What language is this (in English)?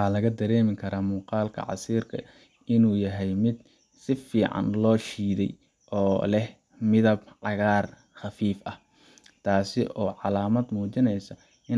Somali